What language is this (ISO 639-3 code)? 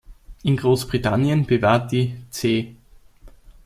deu